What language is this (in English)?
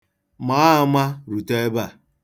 Igbo